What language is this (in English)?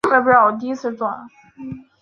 Chinese